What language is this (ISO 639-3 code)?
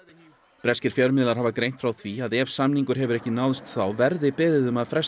isl